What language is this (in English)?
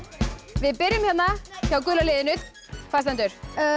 Icelandic